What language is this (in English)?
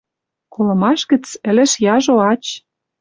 Western Mari